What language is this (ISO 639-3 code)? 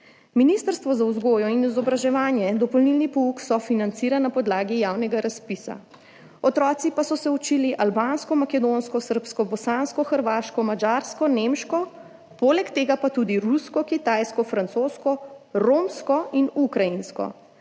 slv